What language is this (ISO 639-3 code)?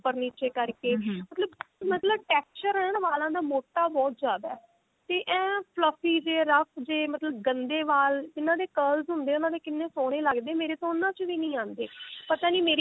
pan